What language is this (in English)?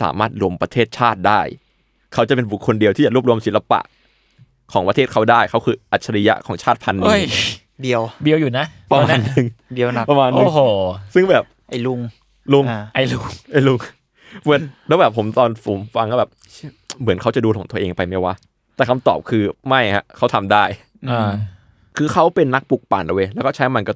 Thai